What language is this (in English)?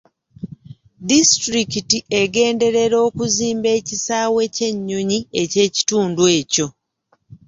Ganda